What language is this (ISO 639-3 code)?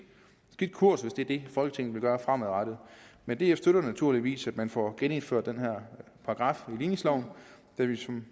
dan